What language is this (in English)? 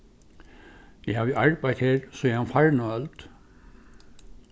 Faroese